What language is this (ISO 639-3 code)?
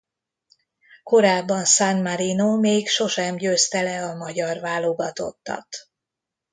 hun